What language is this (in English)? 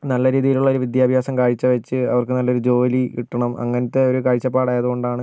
Malayalam